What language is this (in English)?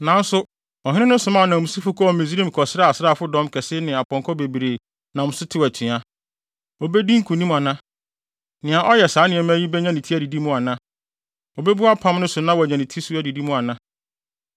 Akan